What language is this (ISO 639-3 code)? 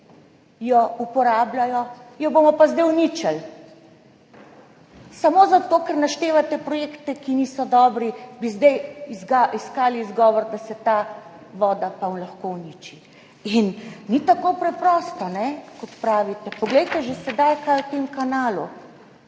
slv